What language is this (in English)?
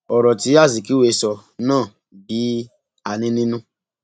Yoruba